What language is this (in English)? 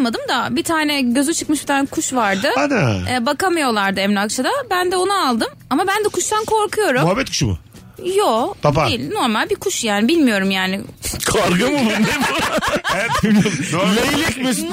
Turkish